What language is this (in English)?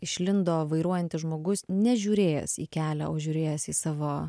Lithuanian